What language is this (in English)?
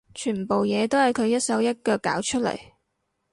Cantonese